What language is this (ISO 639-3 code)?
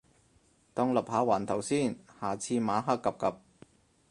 yue